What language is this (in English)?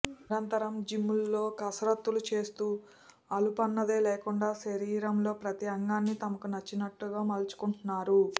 Telugu